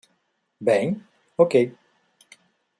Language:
Portuguese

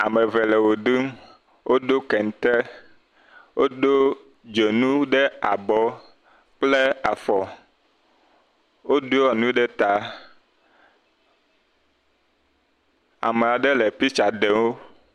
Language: Ewe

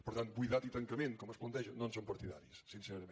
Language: Catalan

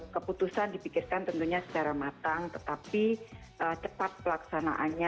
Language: Indonesian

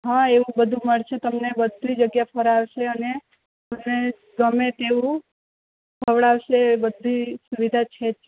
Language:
Gujarati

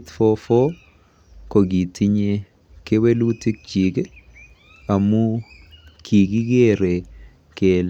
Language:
Kalenjin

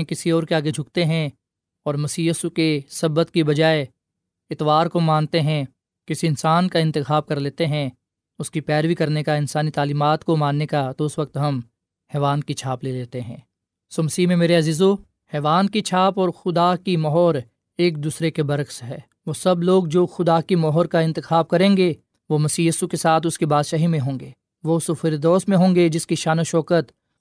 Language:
Urdu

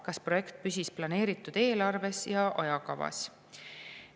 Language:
Estonian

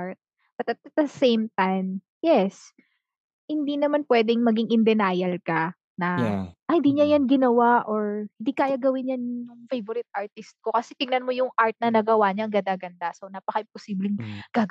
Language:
Filipino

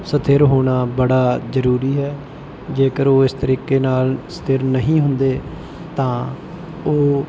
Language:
Punjabi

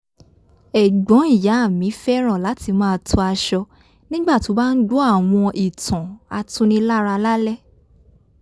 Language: Yoruba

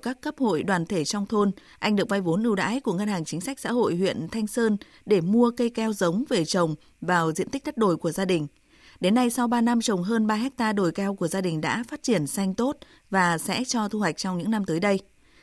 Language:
Vietnamese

